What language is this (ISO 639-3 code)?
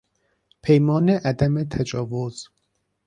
fas